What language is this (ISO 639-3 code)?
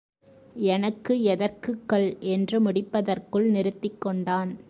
tam